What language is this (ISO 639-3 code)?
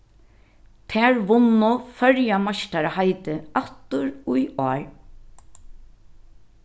fao